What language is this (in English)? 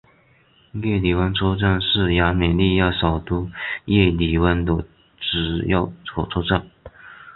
Chinese